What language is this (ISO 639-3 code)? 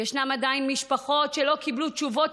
heb